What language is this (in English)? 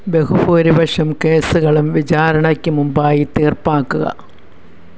Malayalam